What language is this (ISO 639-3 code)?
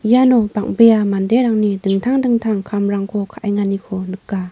grt